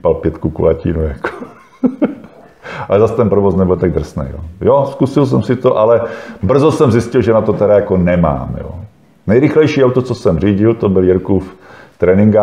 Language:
Czech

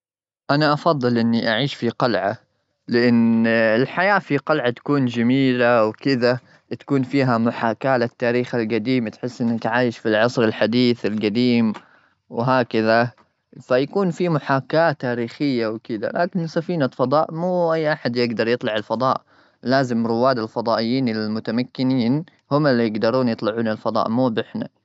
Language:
Gulf Arabic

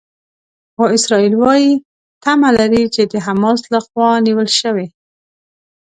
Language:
Pashto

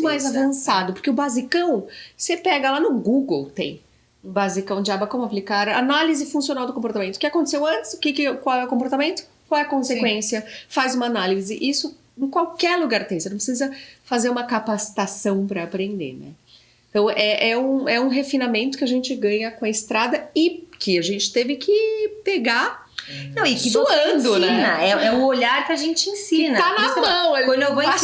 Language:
Portuguese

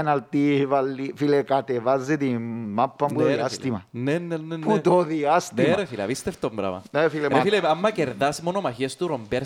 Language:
Greek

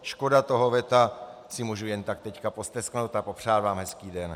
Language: Czech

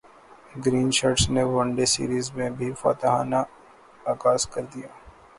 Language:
Urdu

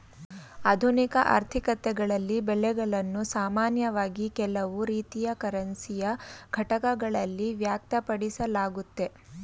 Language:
Kannada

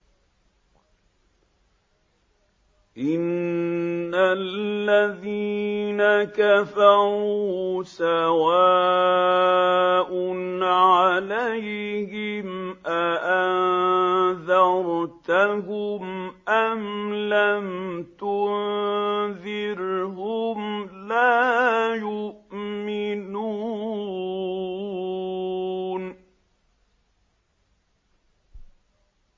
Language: Arabic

